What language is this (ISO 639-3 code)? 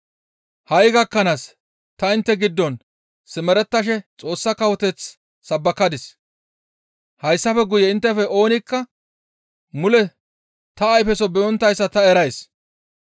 gmv